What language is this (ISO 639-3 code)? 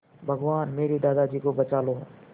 hin